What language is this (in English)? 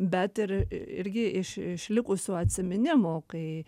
Lithuanian